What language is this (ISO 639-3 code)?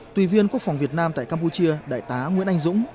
vie